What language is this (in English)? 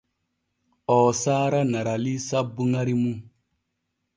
Borgu Fulfulde